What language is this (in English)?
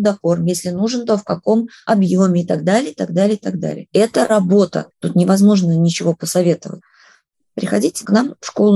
Russian